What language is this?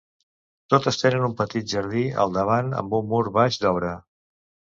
Catalan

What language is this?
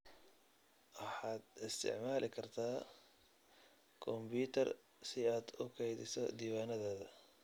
Somali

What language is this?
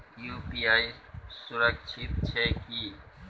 Maithili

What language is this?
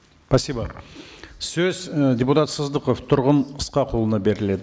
Kazakh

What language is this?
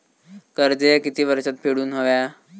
Marathi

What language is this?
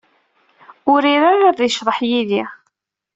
Kabyle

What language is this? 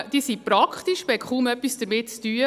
Swiss German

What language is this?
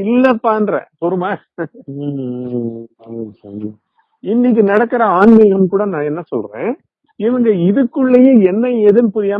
Tamil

